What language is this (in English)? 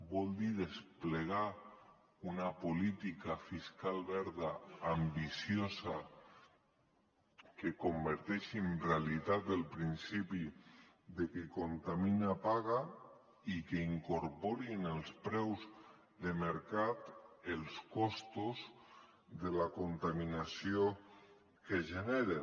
Catalan